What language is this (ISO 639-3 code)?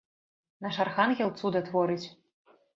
bel